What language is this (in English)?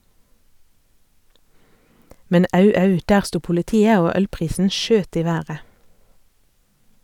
Norwegian